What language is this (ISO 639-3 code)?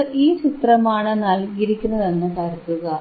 mal